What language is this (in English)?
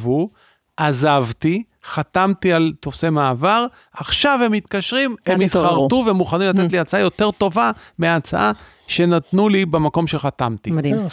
Hebrew